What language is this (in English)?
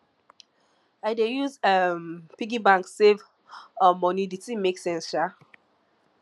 Nigerian Pidgin